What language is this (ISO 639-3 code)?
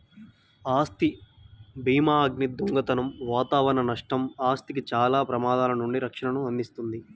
tel